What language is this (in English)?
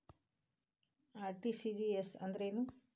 Kannada